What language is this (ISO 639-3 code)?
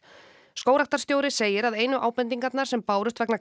isl